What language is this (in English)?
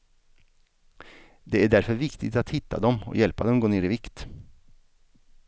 Swedish